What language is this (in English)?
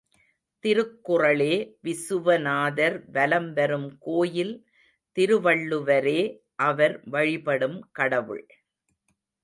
Tamil